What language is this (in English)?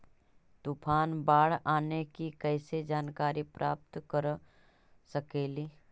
Magahi